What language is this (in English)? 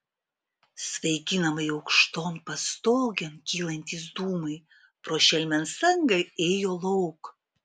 Lithuanian